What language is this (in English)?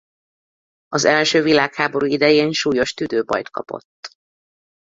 Hungarian